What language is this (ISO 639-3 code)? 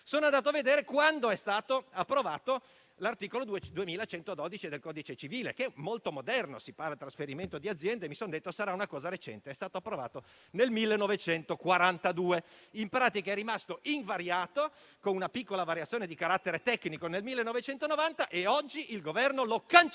ita